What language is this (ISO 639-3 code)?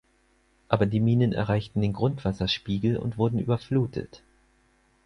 deu